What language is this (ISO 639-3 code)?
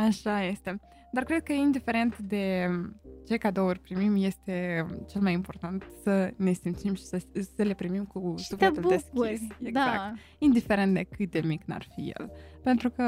ron